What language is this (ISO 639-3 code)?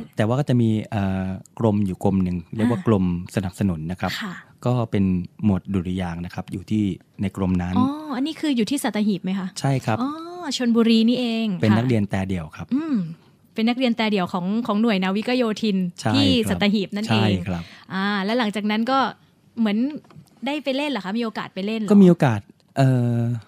tha